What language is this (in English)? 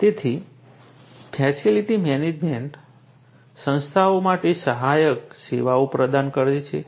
Gujarati